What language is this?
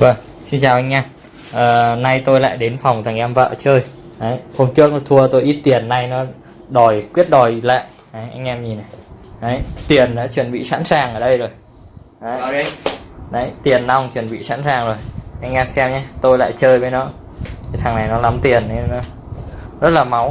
Vietnamese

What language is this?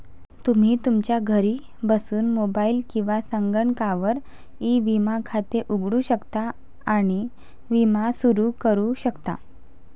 Marathi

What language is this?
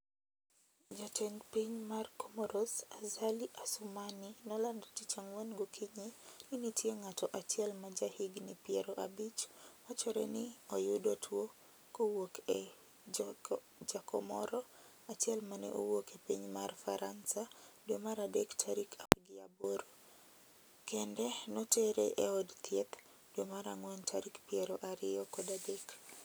Luo (Kenya and Tanzania)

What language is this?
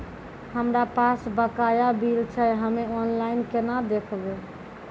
Maithili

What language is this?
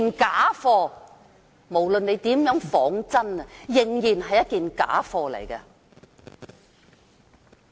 Cantonese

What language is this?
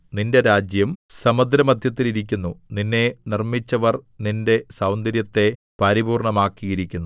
Malayalam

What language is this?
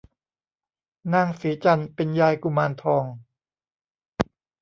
Thai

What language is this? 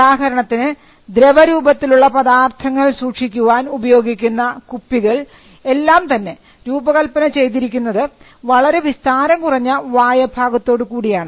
Malayalam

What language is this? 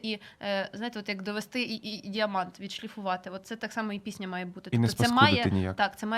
Ukrainian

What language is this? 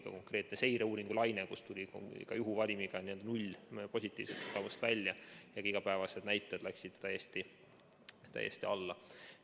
Estonian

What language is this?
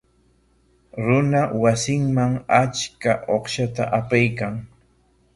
Corongo Ancash Quechua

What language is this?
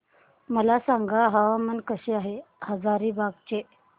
Marathi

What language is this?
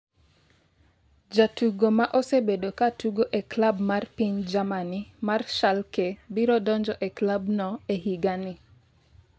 Luo (Kenya and Tanzania)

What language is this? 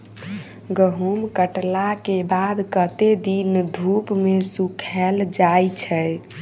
Maithili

